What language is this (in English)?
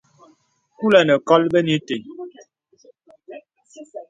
Bebele